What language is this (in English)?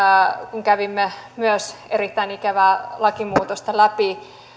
Finnish